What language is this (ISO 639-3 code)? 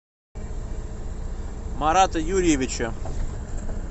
rus